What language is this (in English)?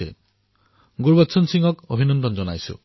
Assamese